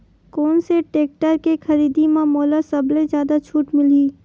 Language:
Chhattisgarhi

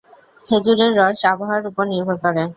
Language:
Bangla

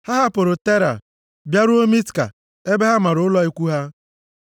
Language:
Igbo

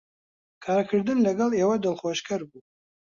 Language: Central Kurdish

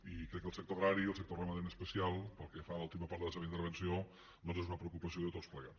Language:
Catalan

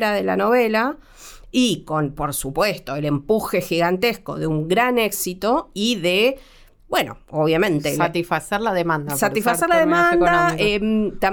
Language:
Spanish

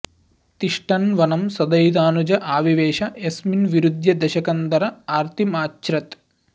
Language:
Sanskrit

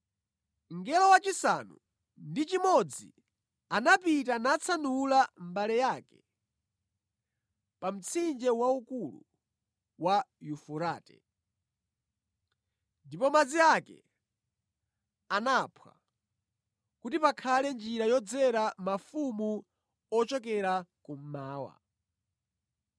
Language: Nyanja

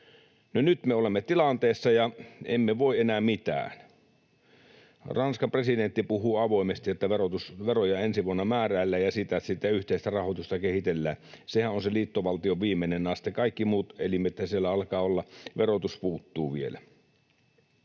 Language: Finnish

